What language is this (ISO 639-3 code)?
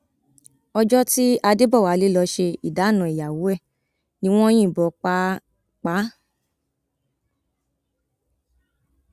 yor